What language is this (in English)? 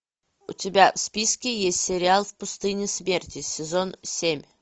Russian